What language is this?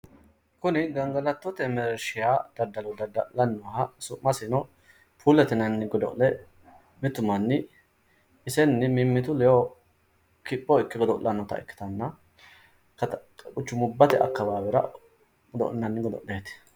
Sidamo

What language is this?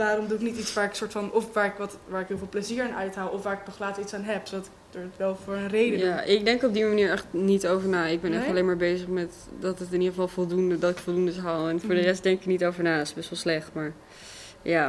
Dutch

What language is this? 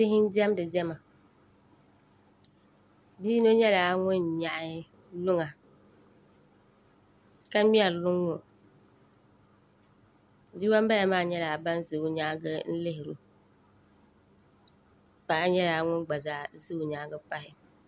Dagbani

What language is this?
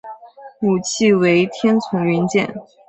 Chinese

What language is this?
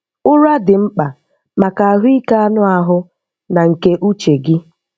Igbo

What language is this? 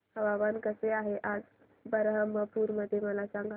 Marathi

